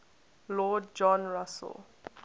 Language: English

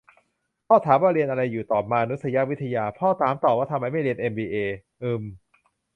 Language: Thai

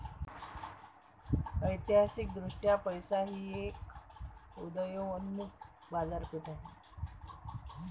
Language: Marathi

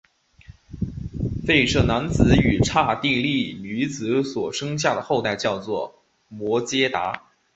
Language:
Chinese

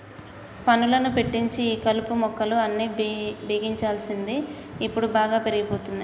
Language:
Telugu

